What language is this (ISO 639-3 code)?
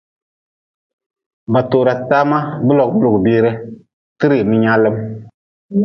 nmz